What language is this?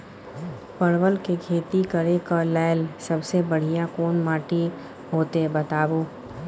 Maithili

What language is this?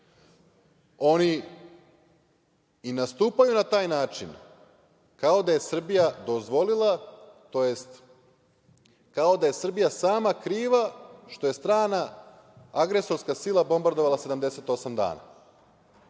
Serbian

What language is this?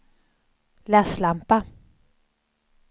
Swedish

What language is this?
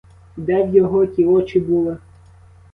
Ukrainian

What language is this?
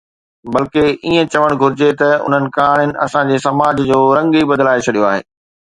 Sindhi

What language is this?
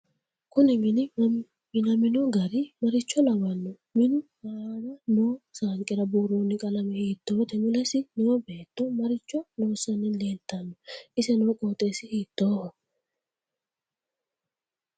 Sidamo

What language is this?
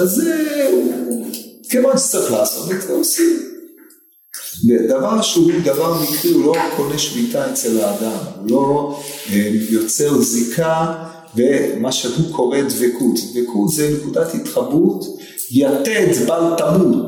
Hebrew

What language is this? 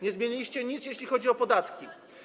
Polish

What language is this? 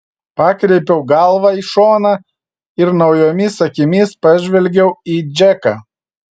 Lithuanian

